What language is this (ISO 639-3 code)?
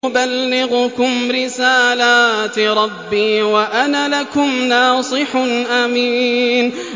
ara